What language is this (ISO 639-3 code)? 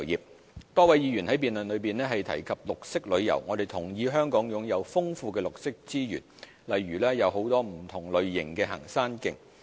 yue